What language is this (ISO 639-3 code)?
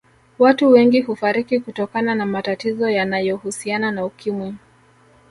swa